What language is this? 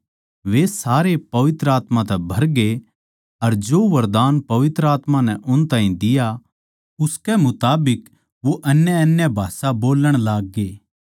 Haryanvi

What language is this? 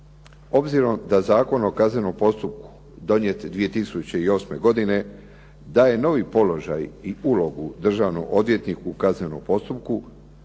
Croatian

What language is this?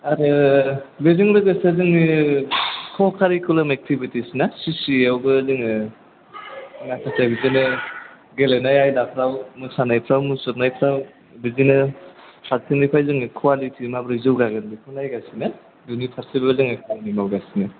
Bodo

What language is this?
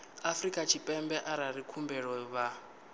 Venda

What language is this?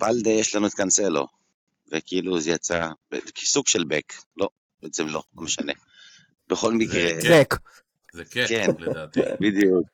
Hebrew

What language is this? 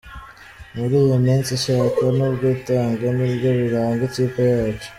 Kinyarwanda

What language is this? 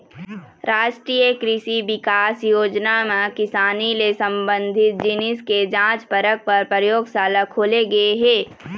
Chhattisgarhi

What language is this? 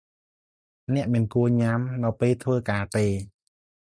Khmer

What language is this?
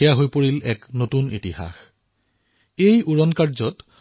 Assamese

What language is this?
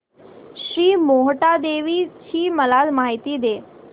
Marathi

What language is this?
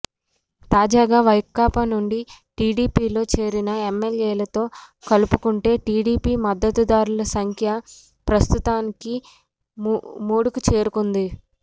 Telugu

